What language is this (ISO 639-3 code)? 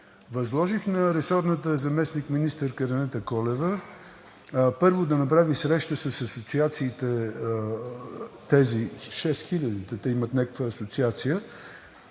bul